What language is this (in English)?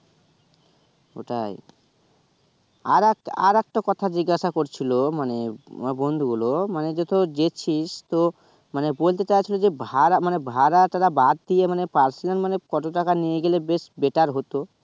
Bangla